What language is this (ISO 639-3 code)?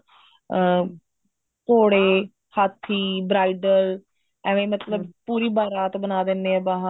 pan